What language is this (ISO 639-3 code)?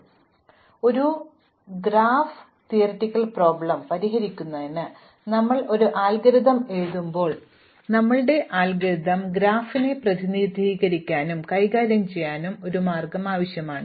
mal